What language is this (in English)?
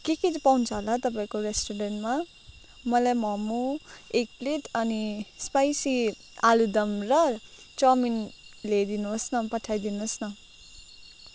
Nepali